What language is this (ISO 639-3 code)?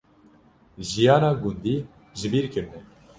kur